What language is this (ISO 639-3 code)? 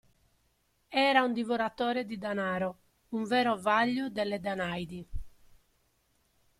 ita